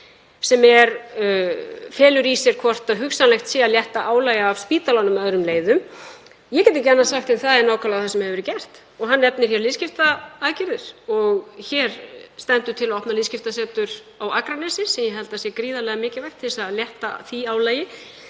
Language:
Icelandic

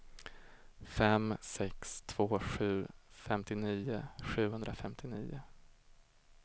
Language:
Swedish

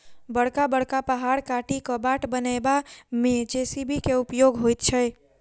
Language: Maithili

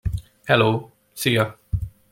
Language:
Hungarian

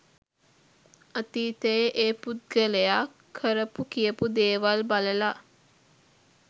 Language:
Sinhala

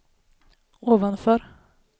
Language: Swedish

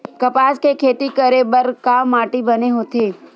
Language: Chhattisgarhi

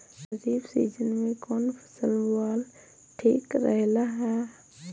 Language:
Bhojpuri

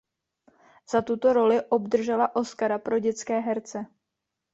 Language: Czech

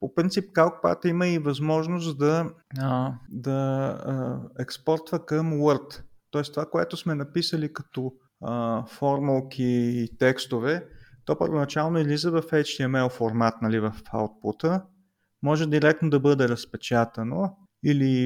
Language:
Bulgarian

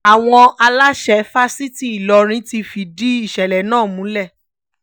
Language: Yoruba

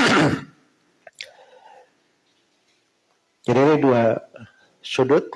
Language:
Indonesian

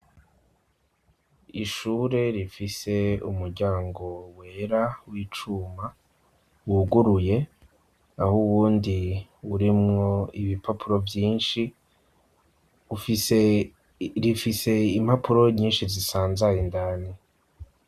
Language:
Rundi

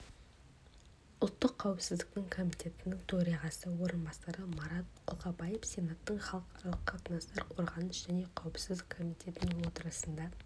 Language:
Kazakh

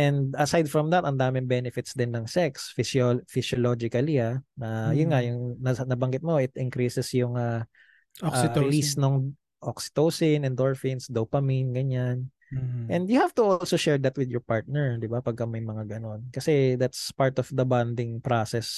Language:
Filipino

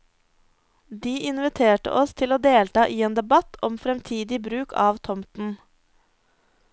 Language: Norwegian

